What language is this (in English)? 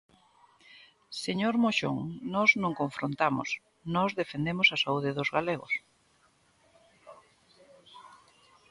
Galician